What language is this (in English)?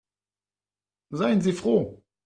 German